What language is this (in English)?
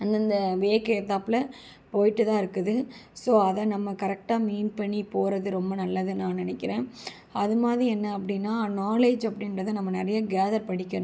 Tamil